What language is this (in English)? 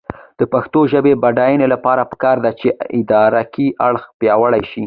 Pashto